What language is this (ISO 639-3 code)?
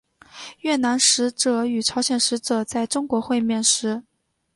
zho